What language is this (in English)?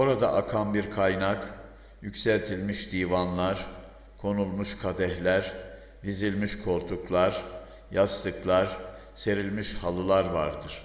Turkish